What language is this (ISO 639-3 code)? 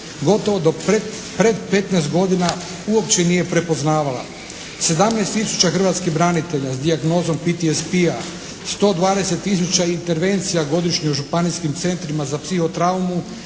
hrv